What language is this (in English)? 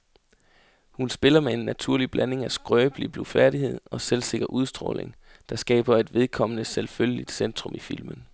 Danish